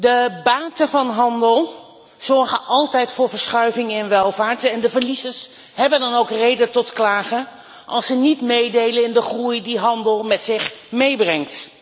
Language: Dutch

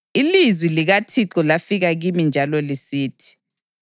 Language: North Ndebele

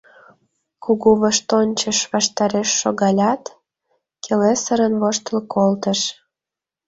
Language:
Mari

